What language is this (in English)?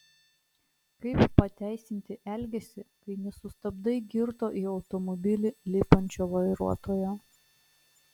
Lithuanian